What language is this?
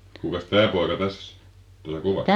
Finnish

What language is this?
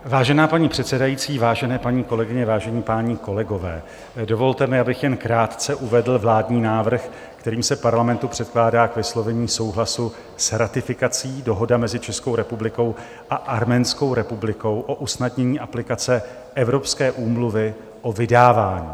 Czech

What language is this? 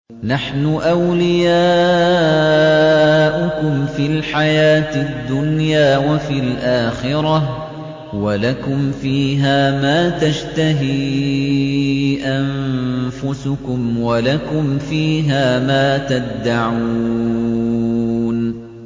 Arabic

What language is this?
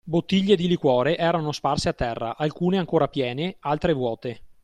Italian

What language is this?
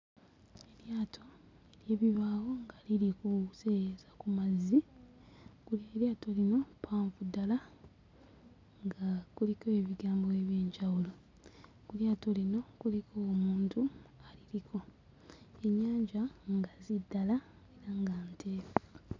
Ganda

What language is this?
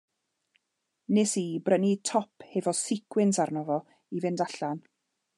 Welsh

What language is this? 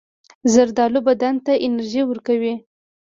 Pashto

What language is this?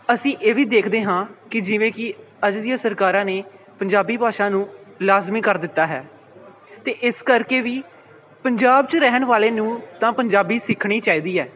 Punjabi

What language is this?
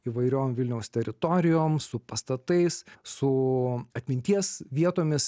Lithuanian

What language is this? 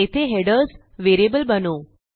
Marathi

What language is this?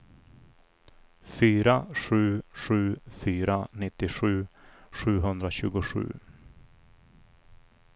Swedish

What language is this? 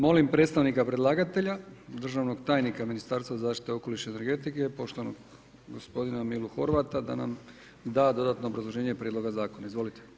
Croatian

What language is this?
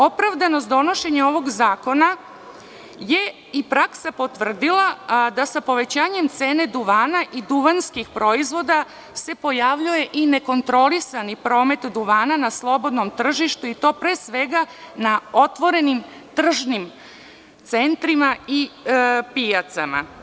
Serbian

